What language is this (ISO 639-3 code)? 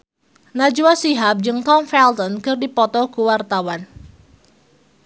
sun